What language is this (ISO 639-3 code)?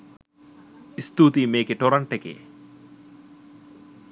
sin